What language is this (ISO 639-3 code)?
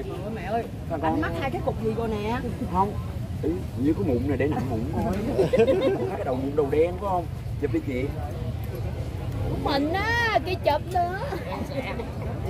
vie